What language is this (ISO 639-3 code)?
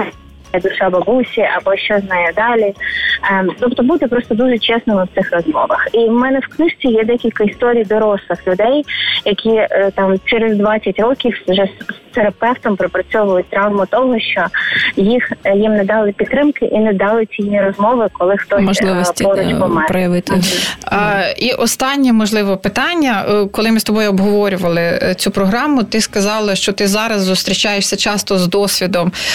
ukr